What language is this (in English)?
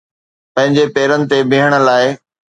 Sindhi